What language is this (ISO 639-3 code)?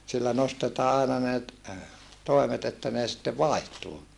fin